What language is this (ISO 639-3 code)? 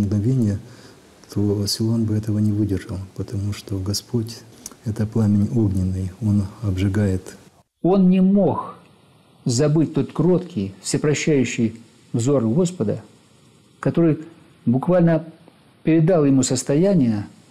rus